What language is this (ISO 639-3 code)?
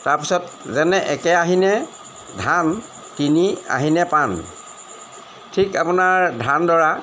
asm